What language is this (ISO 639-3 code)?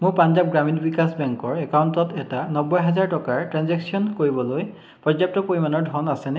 asm